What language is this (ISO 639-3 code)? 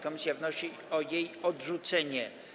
pol